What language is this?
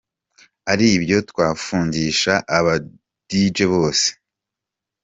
Kinyarwanda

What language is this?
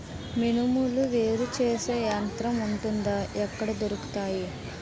Telugu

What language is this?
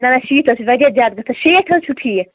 Kashmiri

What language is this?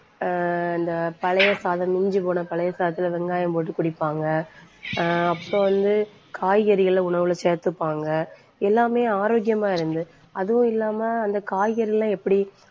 Tamil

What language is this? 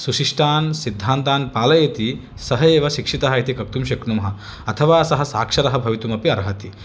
Sanskrit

